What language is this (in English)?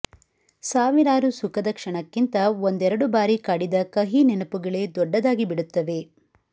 Kannada